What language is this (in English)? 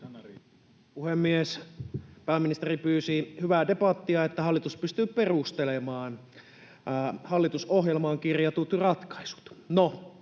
Finnish